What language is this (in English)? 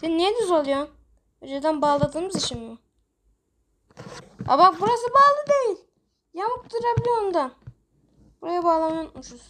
Turkish